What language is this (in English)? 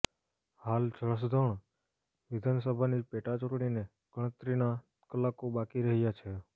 Gujarati